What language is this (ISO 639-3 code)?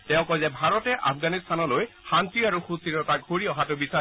asm